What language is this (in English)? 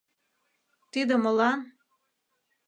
Mari